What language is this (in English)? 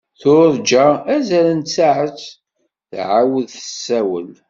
Kabyle